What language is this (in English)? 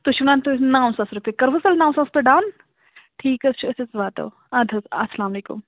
Kashmiri